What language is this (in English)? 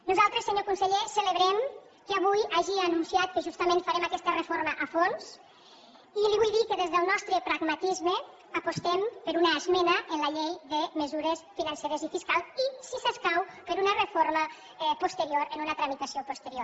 Catalan